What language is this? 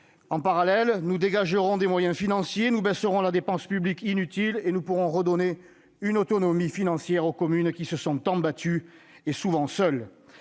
French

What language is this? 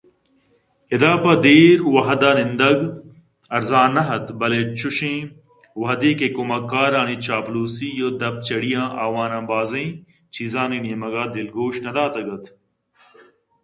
Eastern Balochi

